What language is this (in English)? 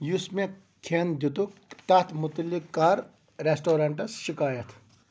Kashmiri